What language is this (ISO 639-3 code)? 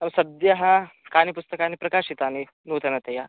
san